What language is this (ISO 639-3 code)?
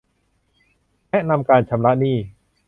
tha